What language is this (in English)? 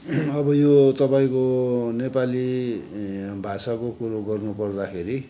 Nepali